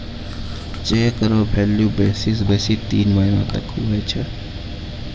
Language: Maithili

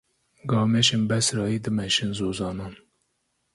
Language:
Kurdish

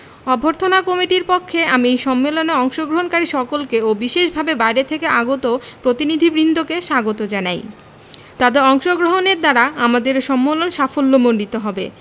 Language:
Bangla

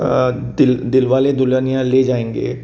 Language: Konkani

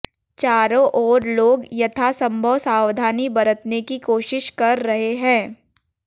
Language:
Hindi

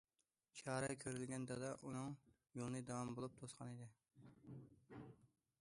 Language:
Uyghur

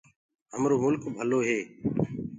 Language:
Gurgula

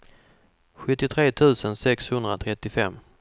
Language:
Swedish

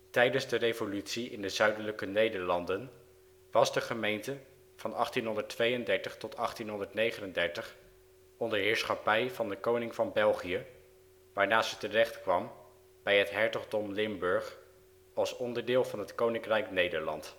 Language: Dutch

